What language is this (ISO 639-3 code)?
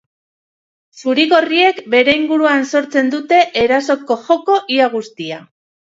eus